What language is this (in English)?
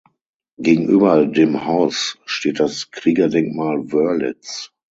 German